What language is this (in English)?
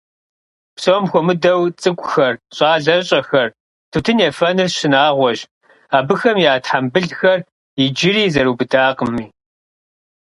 Kabardian